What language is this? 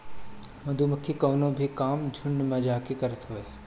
Bhojpuri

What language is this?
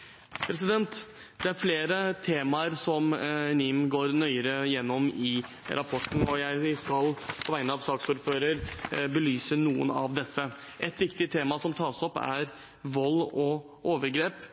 Norwegian Bokmål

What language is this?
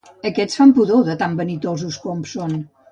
Catalan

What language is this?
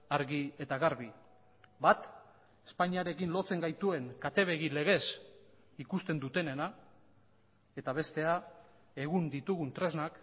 Basque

